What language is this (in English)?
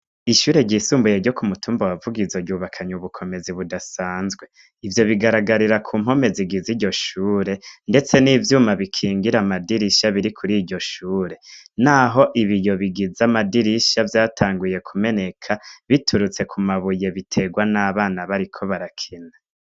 Rundi